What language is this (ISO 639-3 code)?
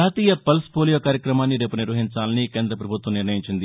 tel